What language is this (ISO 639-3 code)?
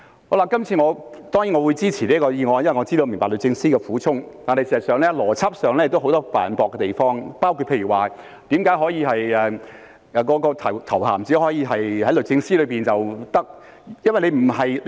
yue